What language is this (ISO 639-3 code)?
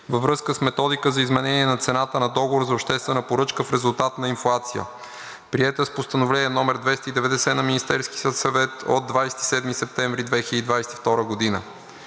bul